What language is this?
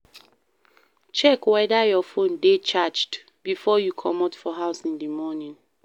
Nigerian Pidgin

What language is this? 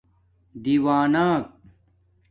Domaaki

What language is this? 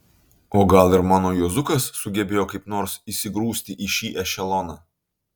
Lithuanian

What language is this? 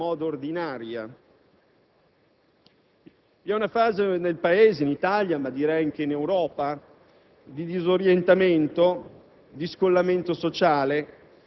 Italian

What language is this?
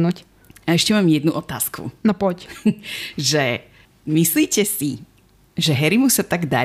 Slovak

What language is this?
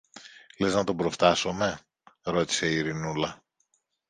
Greek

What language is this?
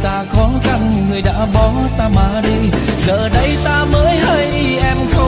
Vietnamese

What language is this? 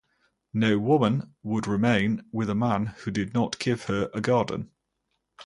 English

